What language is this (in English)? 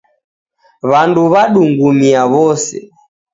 Taita